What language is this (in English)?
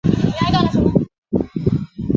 Chinese